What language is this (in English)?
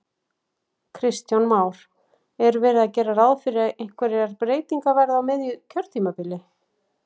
Icelandic